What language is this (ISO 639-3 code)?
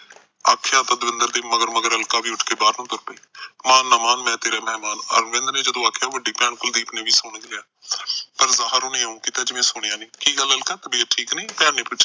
pan